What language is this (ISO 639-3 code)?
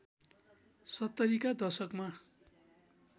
nep